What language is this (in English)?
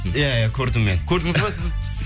Kazakh